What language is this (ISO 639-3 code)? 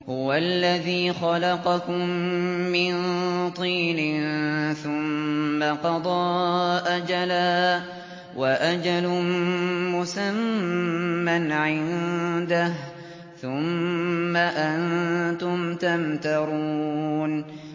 ara